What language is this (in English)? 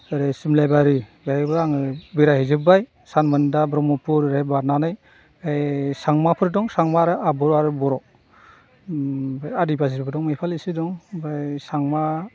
Bodo